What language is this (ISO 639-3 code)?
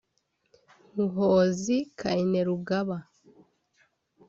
kin